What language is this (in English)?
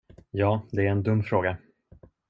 Swedish